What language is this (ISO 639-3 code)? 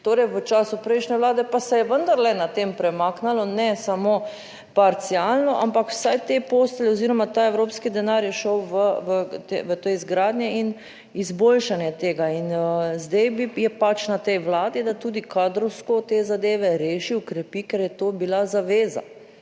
slv